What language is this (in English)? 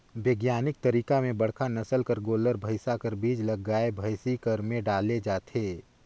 Chhattisgarhi